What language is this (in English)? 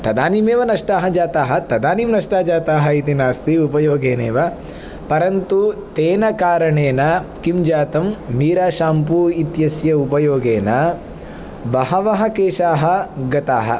Sanskrit